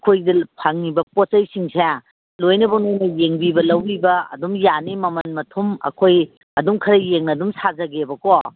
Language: Manipuri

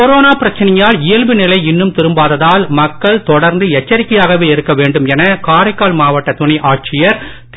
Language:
Tamil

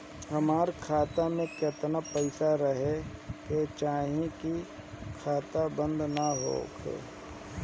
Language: Bhojpuri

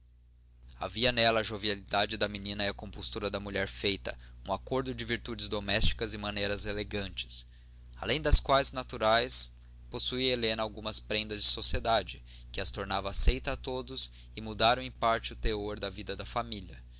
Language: Portuguese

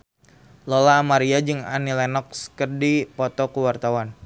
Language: Sundanese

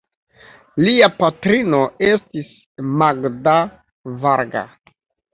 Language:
Esperanto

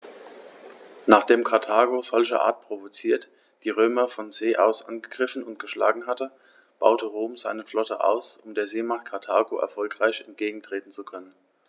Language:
German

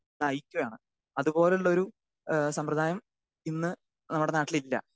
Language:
Malayalam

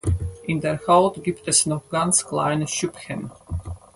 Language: German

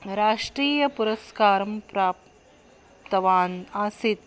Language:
Sanskrit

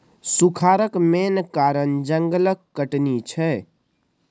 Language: Maithili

